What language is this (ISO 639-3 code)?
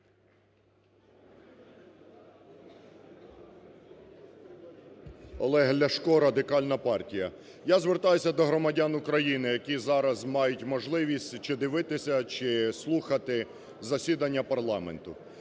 ukr